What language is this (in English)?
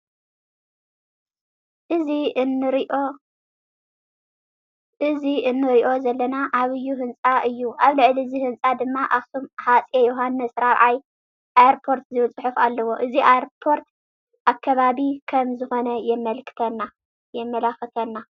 Tigrinya